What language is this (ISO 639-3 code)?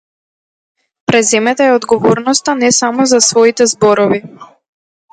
mkd